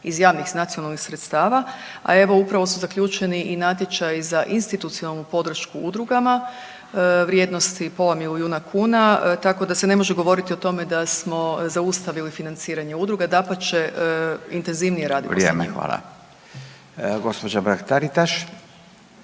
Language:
Croatian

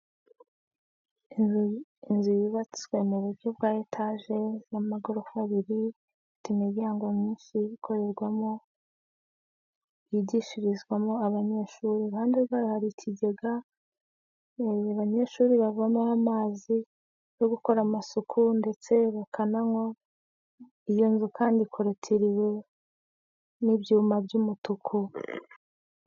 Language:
Kinyarwanda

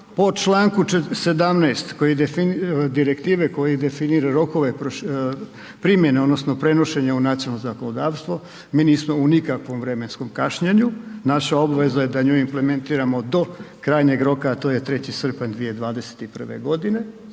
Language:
Croatian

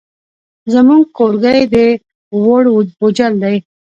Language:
Pashto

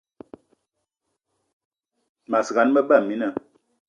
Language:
Eton (Cameroon)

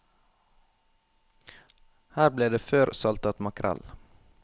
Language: Norwegian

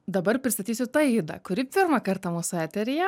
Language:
Lithuanian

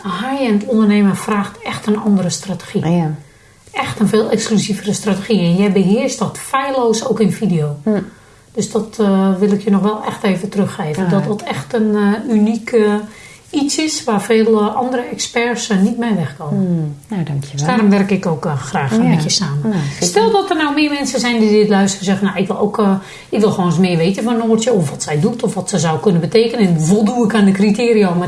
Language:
Dutch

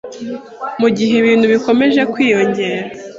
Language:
Kinyarwanda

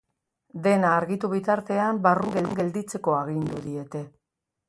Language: Basque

